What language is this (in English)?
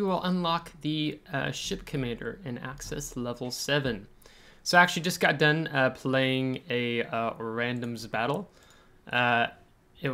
English